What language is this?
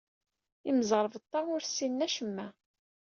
Kabyle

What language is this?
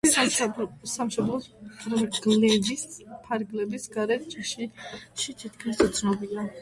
Georgian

